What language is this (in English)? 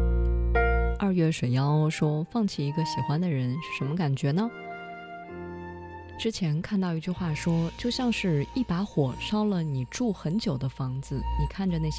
Chinese